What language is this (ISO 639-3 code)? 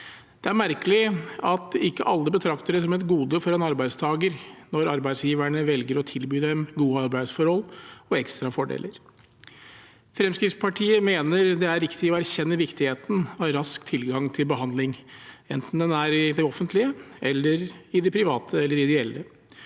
nor